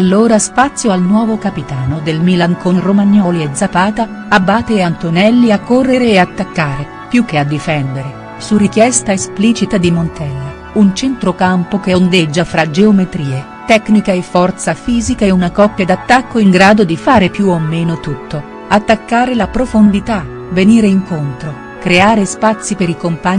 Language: Italian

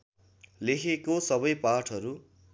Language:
Nepali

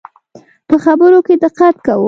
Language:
Pashto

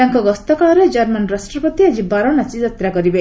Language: Odia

